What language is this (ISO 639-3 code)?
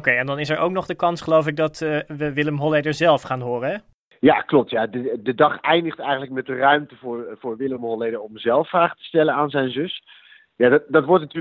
nld